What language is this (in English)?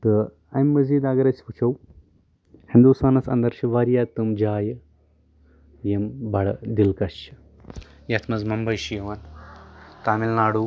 Kashmiri